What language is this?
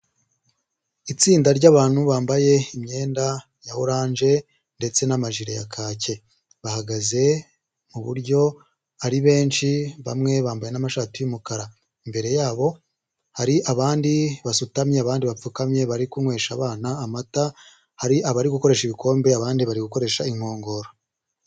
Kinyarwanda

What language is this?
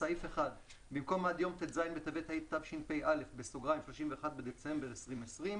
Hebrew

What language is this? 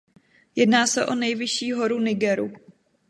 Czech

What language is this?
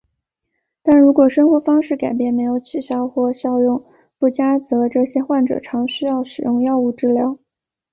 Chinese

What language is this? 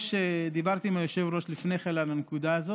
Hebrew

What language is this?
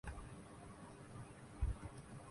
Urdu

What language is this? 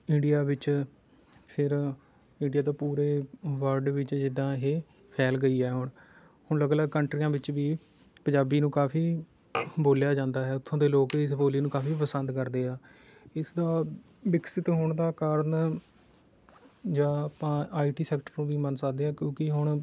Punjabi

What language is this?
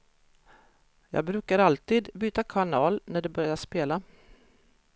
Swedish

